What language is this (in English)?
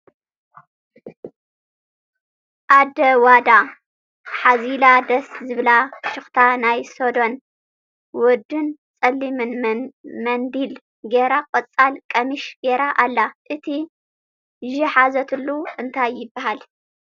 Tigrinya